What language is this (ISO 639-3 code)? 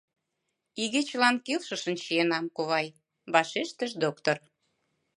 chm